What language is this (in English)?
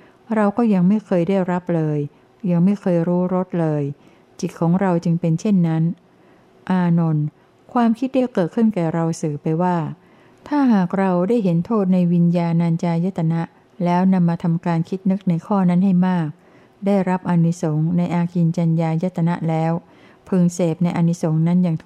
Thai